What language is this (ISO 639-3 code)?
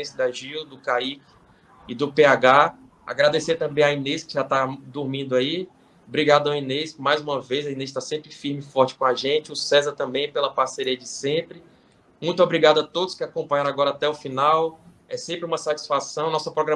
por